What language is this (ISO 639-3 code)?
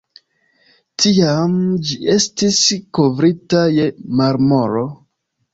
epo